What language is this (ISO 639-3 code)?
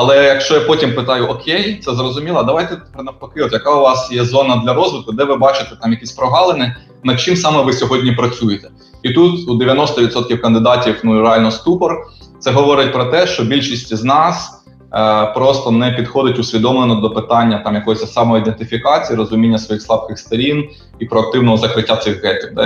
ukr